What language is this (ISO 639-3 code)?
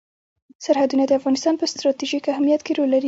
pus